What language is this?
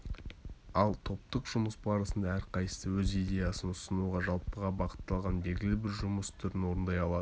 Kazakh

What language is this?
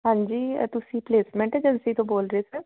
Punjabi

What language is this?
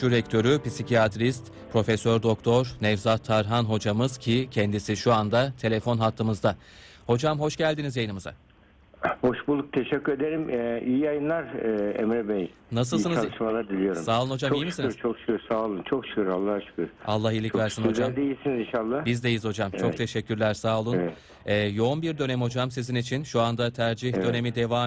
Turkish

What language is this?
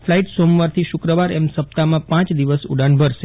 Gujarati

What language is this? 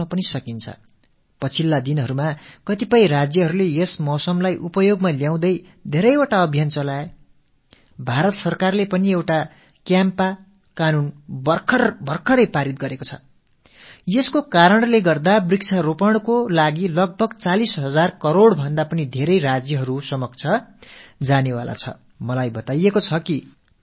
Tamil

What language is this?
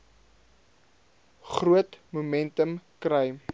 Afrikaans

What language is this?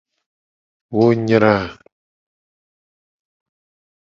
Gen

